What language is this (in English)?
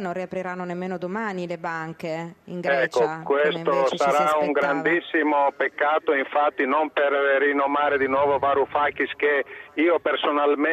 Italian